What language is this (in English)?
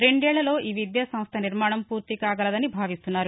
Telugu